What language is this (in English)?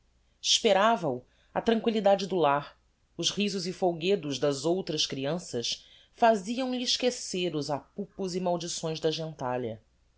Portuguese